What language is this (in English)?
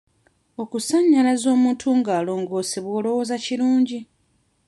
Ganda